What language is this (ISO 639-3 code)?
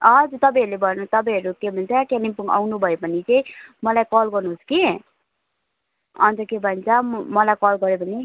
nep